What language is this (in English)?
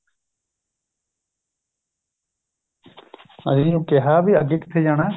Punjabi